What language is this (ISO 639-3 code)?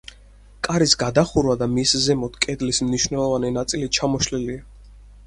kat